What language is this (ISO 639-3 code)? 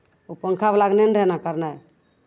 mai